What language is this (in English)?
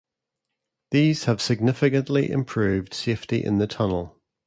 English